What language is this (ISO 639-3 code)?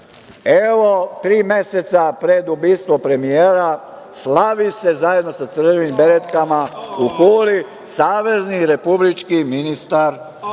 srp